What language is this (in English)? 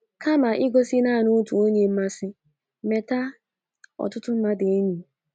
Igbo